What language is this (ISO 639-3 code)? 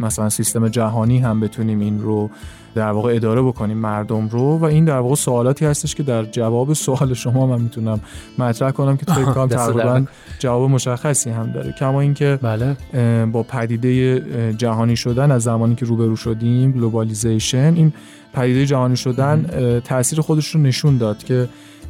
fas